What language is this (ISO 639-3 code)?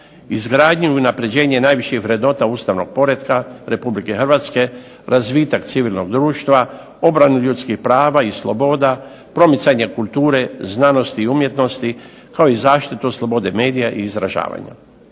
hrv